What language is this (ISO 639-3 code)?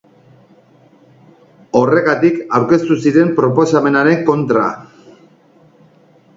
eus